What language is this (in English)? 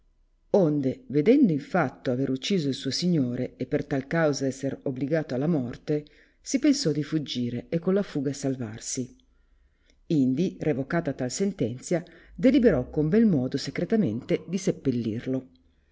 Italian